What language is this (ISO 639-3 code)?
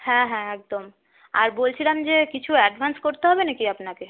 ben